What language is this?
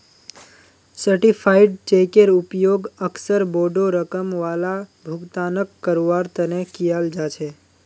Magahi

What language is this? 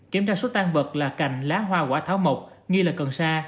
Vietnamese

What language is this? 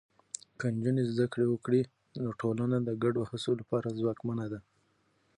Pashto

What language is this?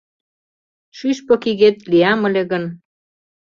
Mari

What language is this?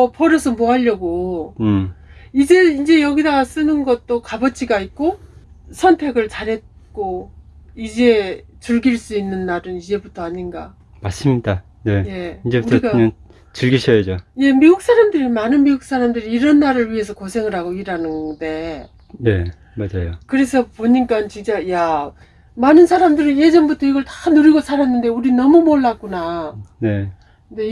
Korean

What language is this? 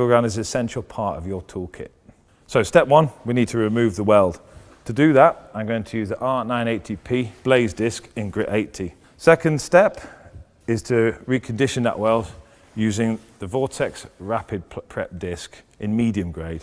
English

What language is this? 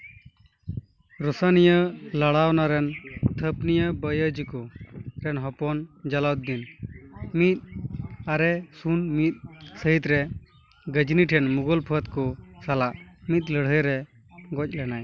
Santali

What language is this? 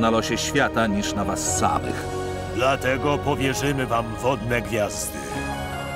Polish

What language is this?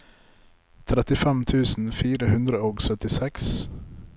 Norwegian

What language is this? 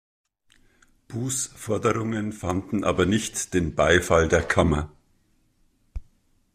German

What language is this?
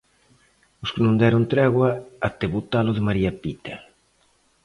Galician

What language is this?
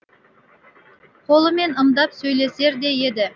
Kazakh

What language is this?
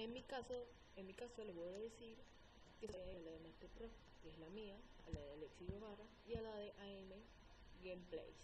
Spanish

